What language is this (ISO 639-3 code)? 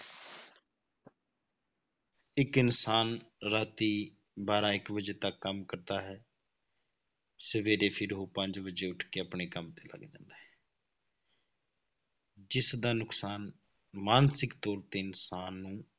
pan